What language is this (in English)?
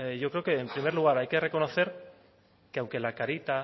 Spanish